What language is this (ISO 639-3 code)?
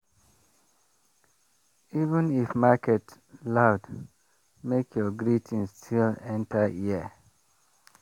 pcm